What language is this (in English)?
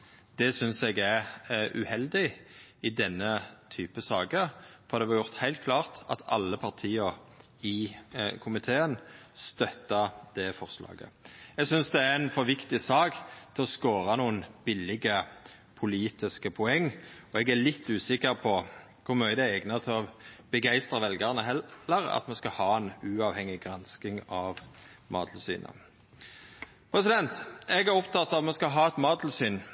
Norwegian Nynorsk